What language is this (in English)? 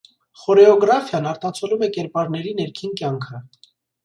Armenian